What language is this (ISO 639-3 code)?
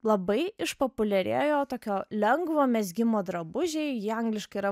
lit